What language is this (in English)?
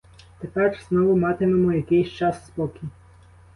Ukrainian